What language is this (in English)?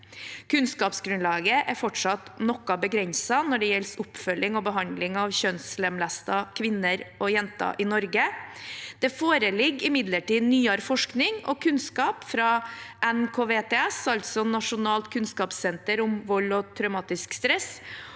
Norwegian